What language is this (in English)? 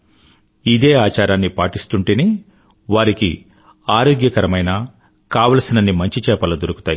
Telugu